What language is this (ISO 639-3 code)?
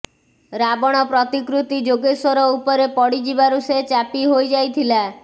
ori